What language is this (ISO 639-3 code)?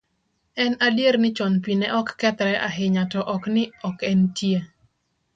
luo